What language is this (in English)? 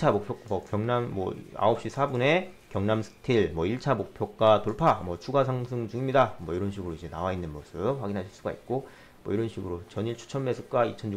Korean